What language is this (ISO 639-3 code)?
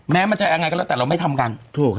tha